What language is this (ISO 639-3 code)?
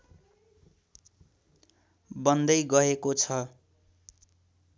nep